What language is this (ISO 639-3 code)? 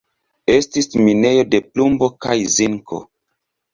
epo